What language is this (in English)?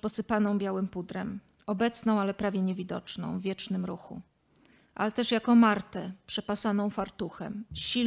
Polish